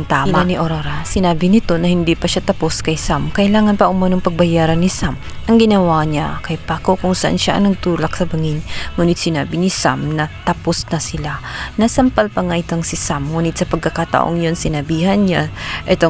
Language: Filipino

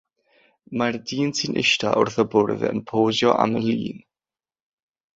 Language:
Welsh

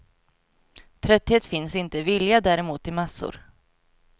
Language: Swedish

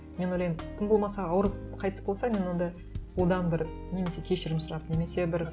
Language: Kazakh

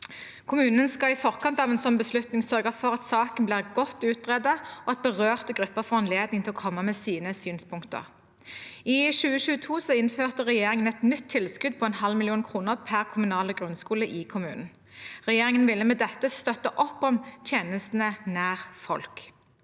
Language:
Norwegian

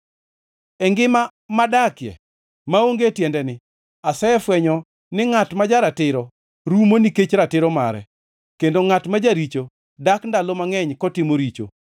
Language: Luo (Kenya and Tanzania)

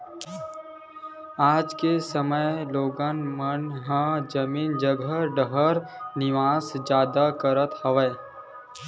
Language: Chhattisgarhi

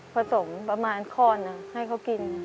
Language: Thai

